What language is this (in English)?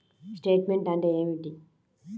Telugu